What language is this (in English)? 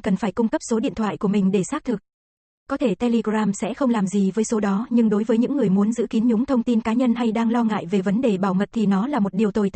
Vietnamese